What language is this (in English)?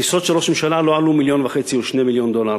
Hebrew